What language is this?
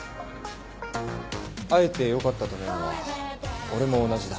Japanese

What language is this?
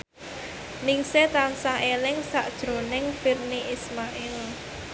Javanese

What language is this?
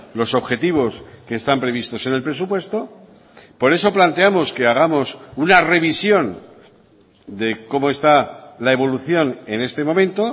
Spanish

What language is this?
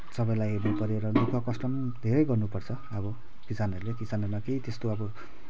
Nepali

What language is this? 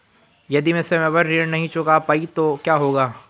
Hindi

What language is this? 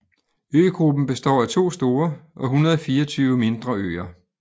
Danish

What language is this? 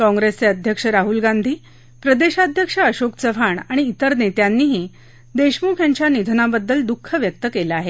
Marathi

